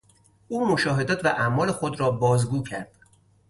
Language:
Persian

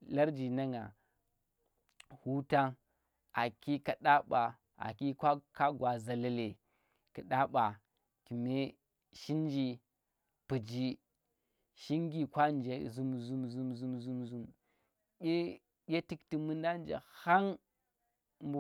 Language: Tera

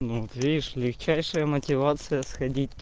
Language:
Russian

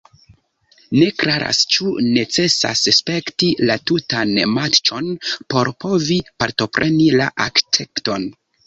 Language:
Esperanto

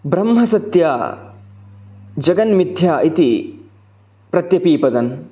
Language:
Sanskrit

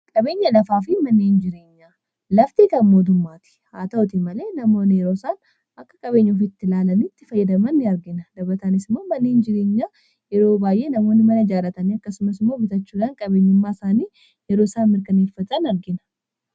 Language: Oromo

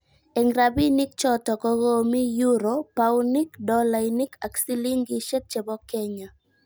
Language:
Kalenjin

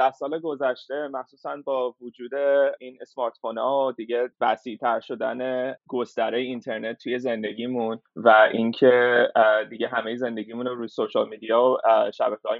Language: Persian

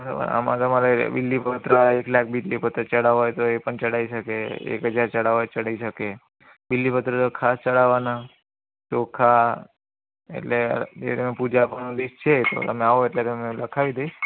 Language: Gujarati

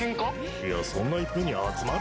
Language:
Japanese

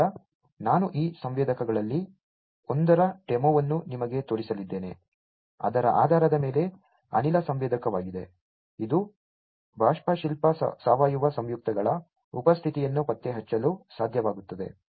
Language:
Kannada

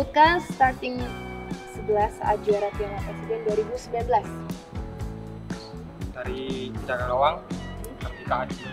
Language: Indonesian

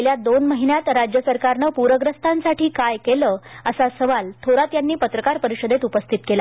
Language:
Marathi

